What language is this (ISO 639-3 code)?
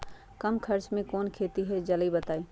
mag